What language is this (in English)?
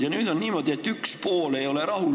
Estonian